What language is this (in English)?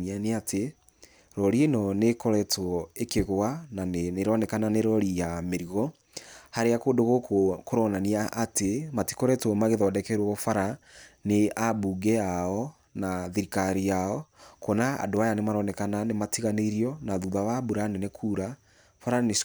Kikuyu